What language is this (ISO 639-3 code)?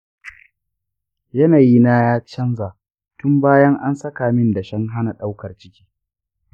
hau